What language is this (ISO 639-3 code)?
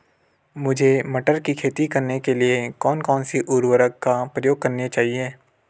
hin